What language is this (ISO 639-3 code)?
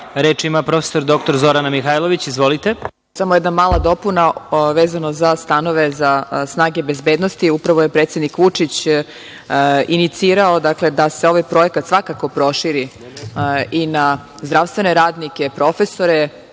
srp